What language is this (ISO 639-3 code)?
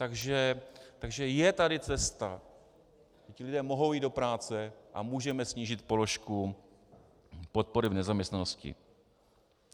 ces